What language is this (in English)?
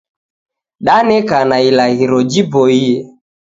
Taita